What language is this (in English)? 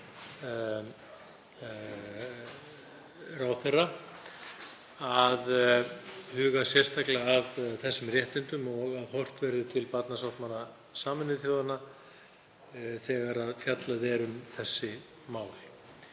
Icelandic